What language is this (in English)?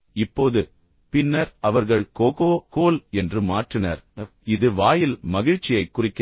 Tamil